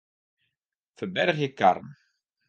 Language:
Western Frisian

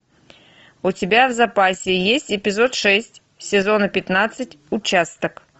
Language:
Russian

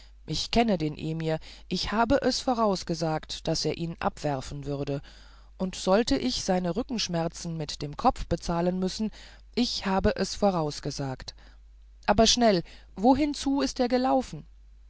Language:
German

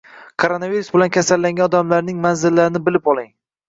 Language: Uzbek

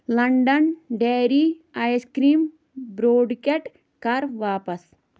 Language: Kashmiri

